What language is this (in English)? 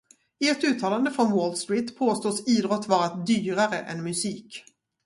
Swedish